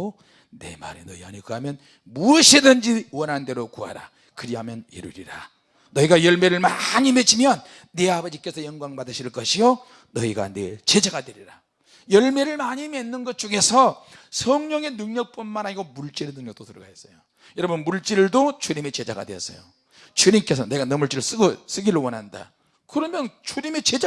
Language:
Korean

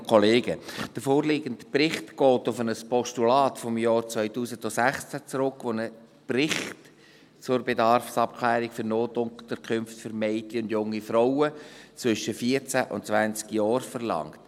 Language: Swiss German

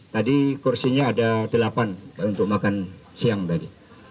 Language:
Indonesian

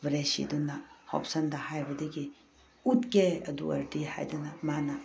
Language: Manipuri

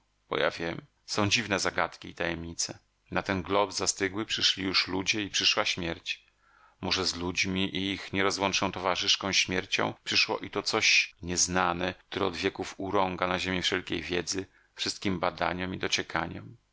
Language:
Polish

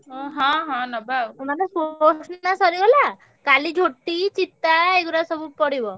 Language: Odia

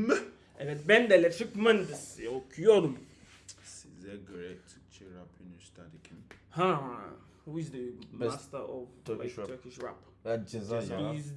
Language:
Turkish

